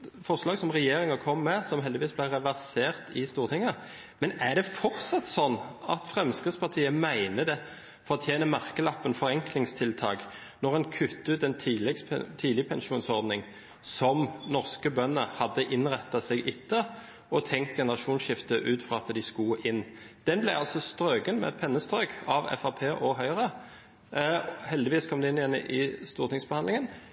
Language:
Norwegian Bokmål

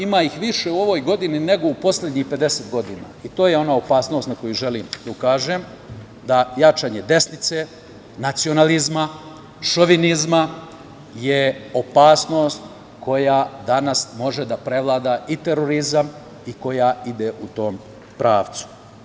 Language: Serbian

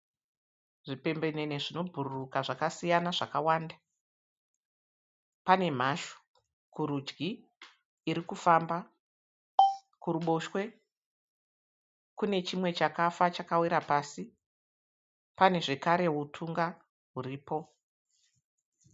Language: Shona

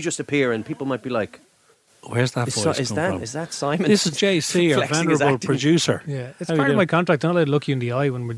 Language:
English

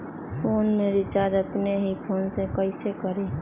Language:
Magahi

